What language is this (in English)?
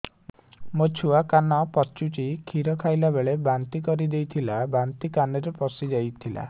Odia